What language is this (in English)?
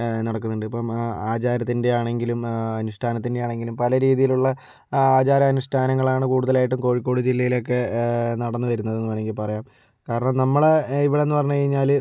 Malayalam